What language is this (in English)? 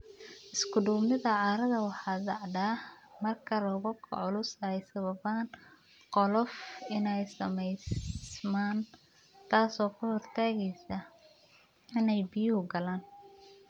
Somali